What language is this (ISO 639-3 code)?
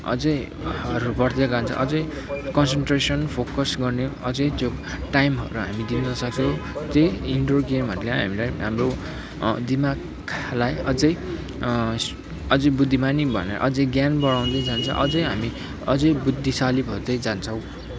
nep